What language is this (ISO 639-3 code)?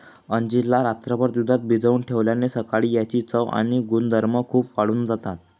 mar